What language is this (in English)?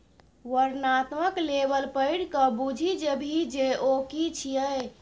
Maithili